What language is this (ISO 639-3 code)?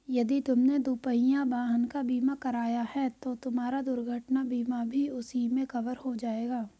hin